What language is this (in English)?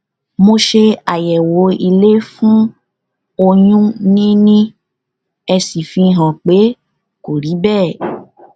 Yoruba